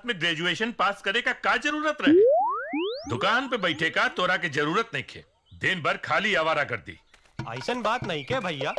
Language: Hindi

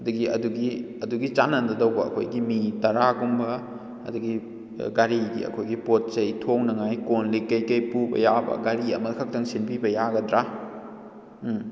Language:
Manipuri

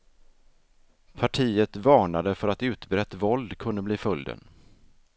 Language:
Swedish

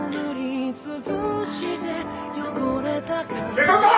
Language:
Japanese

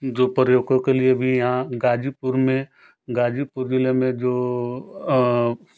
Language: Hindi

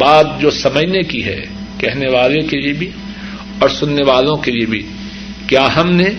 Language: Urdu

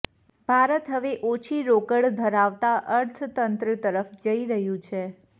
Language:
Gujarati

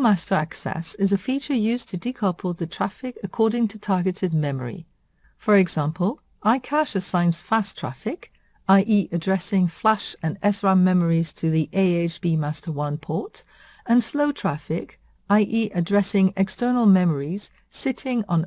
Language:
English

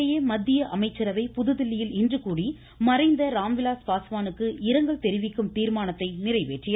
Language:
Tamil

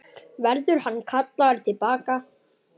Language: Icelandic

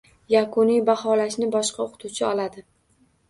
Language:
Uzbek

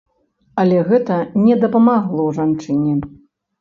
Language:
Belarusian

